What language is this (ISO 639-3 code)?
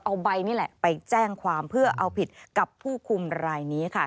tha